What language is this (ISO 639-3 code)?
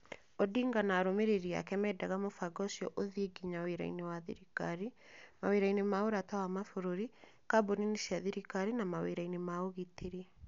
kik